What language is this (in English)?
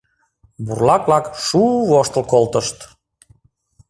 Mari